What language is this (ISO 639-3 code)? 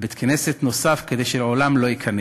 heb